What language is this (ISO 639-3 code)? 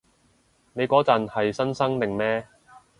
yue